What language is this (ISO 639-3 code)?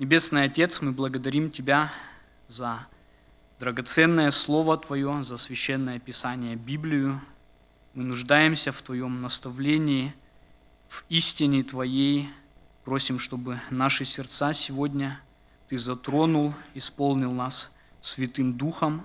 rus